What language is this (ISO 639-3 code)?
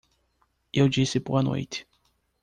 por